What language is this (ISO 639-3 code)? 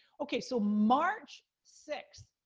eng